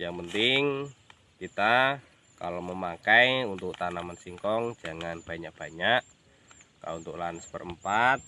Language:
Indonesian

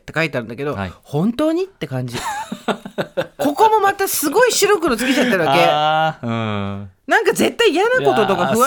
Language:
Japanese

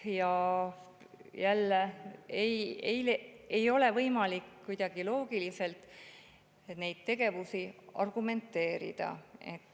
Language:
Estonian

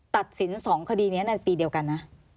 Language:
Thai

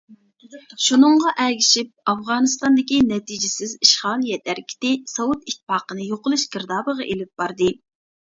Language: Uyghur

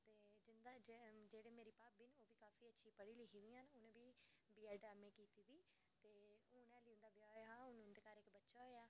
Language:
Dogri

